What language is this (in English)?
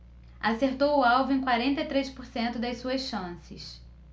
Portuguese